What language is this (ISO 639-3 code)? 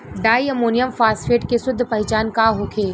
bho